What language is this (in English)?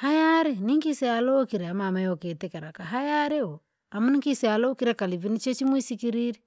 Langi